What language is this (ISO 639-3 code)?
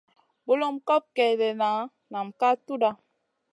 mcn